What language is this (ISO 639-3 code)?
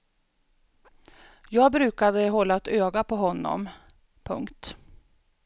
swe